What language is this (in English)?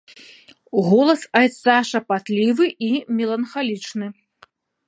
Belarusian